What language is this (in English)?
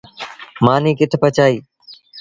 Sindhi Bhil